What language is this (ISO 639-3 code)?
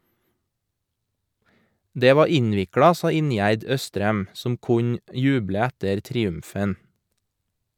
nor